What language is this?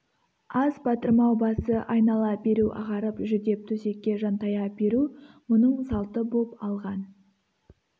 Kazakh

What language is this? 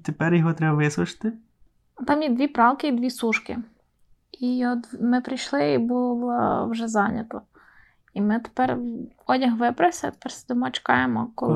Ukrainian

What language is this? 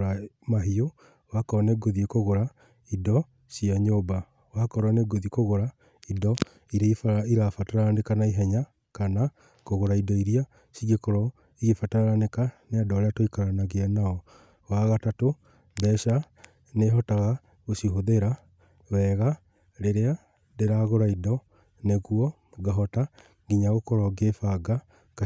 Kikuyu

